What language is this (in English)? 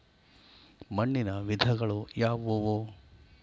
Kannada